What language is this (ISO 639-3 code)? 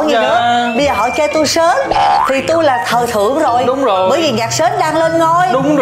vie